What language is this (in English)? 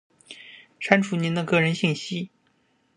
Chinese